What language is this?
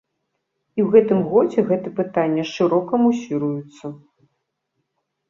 Belarusian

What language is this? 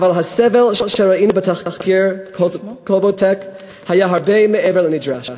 Hebrew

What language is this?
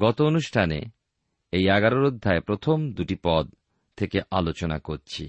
Bangla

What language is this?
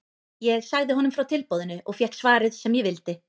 Icelandic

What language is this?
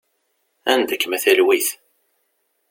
Kabyle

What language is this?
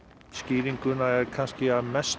Icelandic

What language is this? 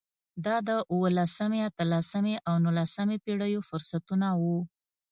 Pashto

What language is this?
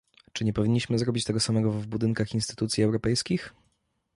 Polish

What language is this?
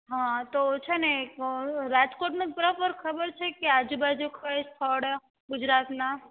Gujarati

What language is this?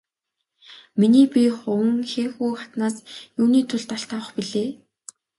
Mongolian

